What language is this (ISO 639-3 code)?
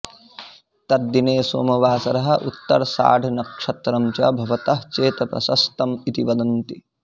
san